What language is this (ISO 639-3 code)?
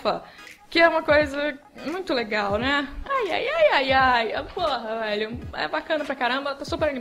por